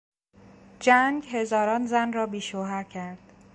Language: Persian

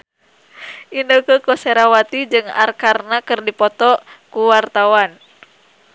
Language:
Sundanese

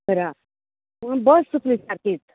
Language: Konkani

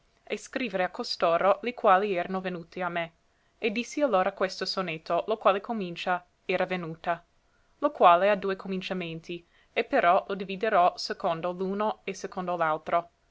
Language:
Italian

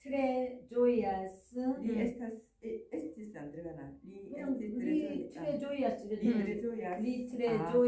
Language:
Korean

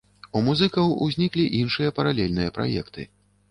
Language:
Belarusian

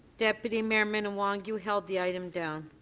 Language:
English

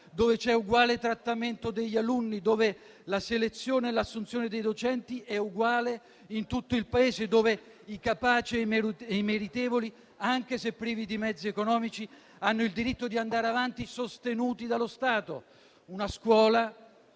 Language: Italian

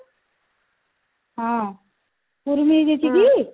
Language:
Odia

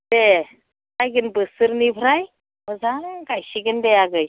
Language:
Bodo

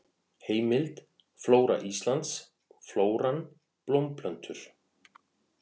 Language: Icelandic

